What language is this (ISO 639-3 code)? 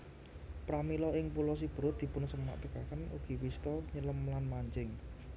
jav